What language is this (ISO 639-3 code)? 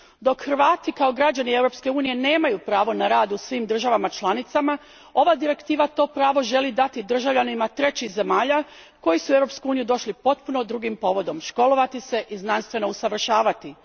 hrv